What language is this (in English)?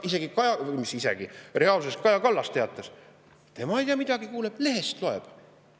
Estonian